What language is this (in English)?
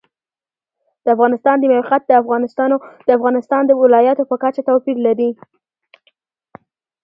Pashto